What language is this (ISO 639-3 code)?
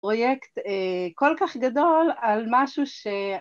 heb